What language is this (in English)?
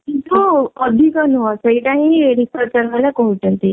Odia